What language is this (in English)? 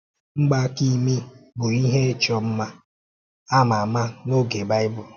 Igbo